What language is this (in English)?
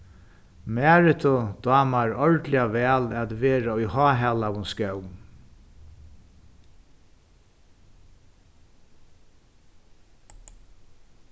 Faroese